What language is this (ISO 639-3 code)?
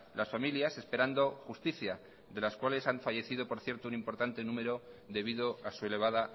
spa